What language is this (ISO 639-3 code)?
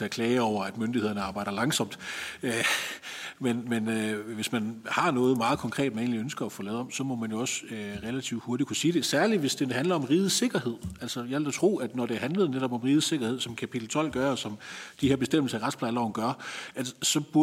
dan